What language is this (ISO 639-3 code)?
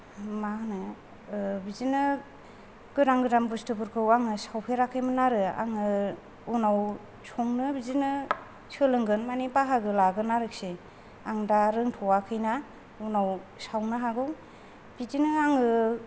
brx